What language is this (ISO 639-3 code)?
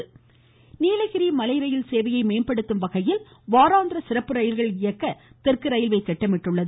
tam